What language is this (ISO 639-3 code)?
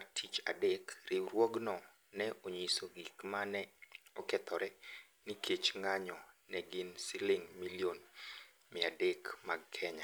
luo